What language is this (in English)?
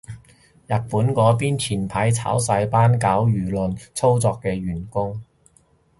Cantonese